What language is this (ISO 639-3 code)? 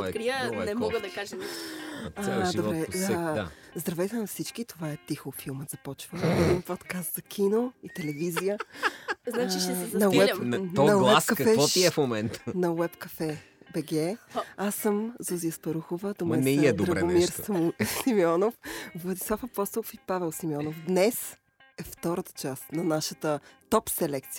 bul